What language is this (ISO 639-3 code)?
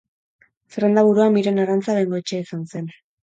eus